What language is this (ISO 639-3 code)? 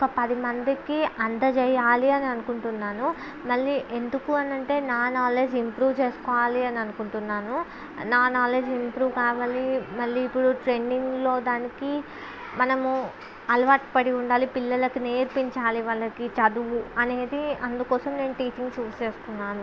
tel